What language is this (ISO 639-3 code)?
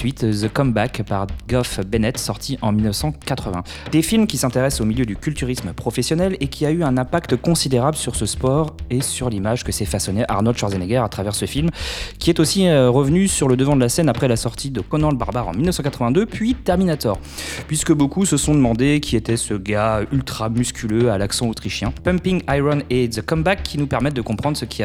fra